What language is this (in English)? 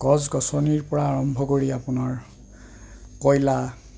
Assamese